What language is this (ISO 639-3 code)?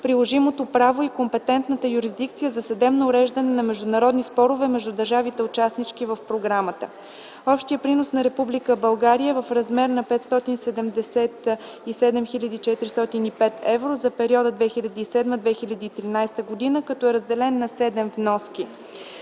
bul